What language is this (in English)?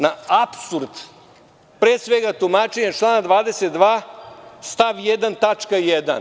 Serbian